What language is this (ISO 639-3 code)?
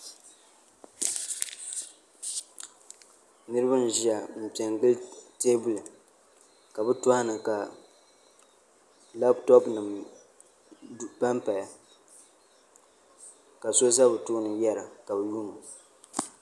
dag